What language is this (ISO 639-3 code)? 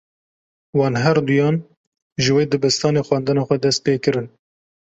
kur